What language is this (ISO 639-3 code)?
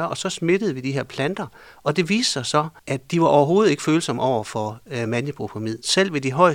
dan